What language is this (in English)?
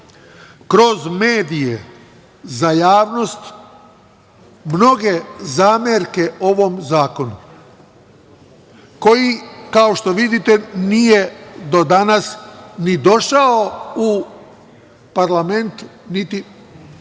Serbian